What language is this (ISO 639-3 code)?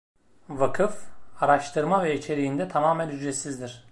tur